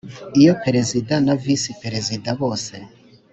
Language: Kinyarwanda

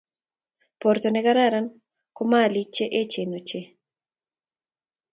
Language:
Kalenjin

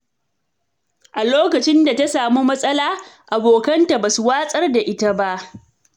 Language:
Hausa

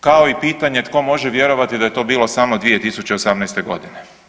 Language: Croatian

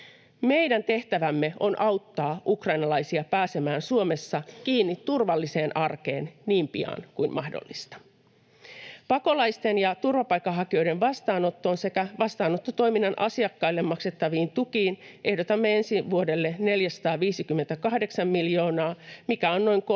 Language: Finnish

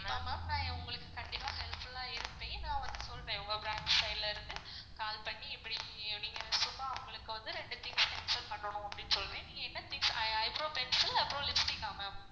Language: Tamil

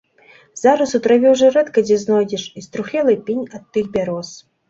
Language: Belarusian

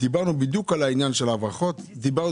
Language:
Hebrew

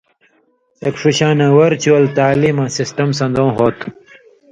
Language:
Indus Kohistani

